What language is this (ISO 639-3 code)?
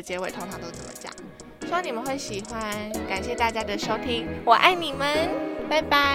zho